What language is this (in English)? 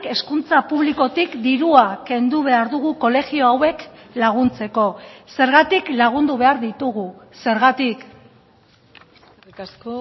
Basque